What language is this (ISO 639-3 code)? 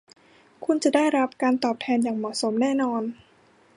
tha